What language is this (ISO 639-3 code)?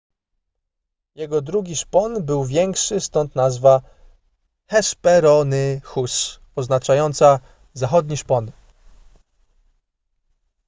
pol